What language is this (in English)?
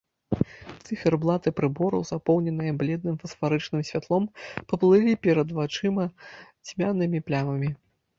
Belarusian